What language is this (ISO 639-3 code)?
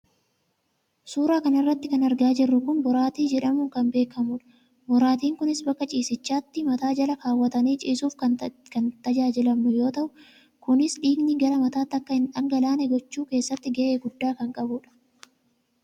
orm